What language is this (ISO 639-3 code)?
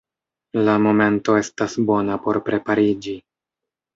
epo